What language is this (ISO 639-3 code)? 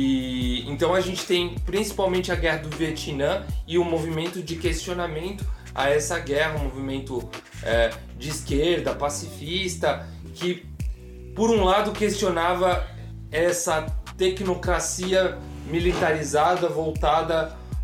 por